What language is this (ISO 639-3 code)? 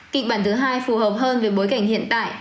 vie